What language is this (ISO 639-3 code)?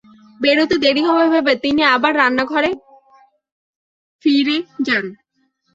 ben